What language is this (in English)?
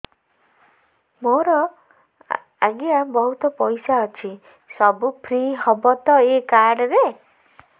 Odia